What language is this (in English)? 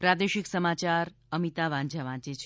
Gujarati